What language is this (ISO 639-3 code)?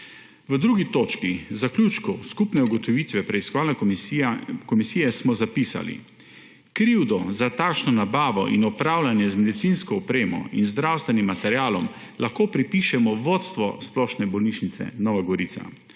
slv